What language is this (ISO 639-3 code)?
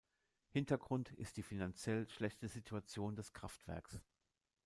deu